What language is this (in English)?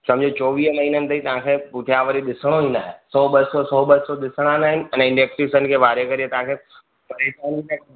Sindhi